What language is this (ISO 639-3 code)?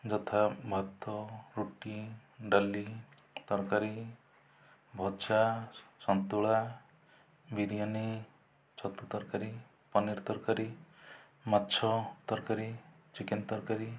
ori